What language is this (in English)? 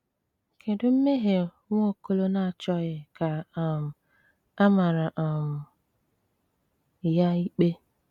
Igbo